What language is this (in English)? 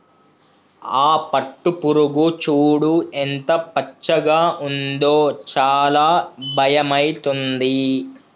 Telugu